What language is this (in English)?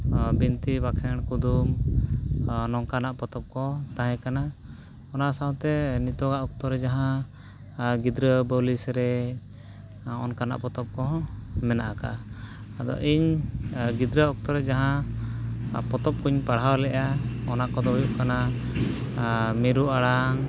Santali